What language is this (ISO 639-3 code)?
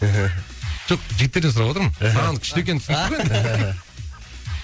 kaz